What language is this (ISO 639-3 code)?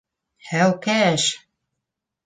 bak